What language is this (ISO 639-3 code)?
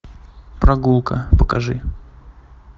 rus